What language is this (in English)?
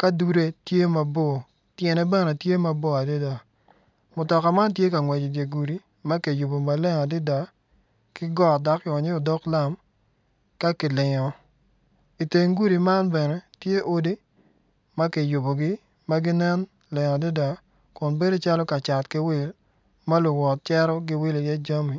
Acoli